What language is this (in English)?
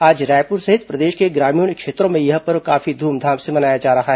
Hindi